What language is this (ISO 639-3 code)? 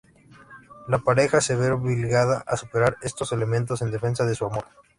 spa